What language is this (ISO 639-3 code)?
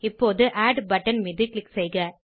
tam